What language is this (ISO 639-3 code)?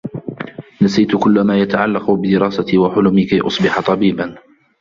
ara